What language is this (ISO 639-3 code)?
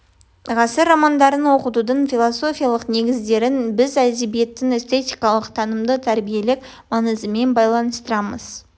kaz